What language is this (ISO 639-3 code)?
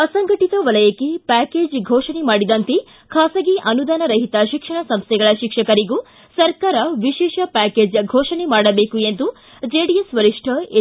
kan